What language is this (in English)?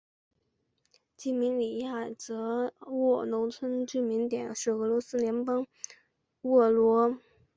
Chinese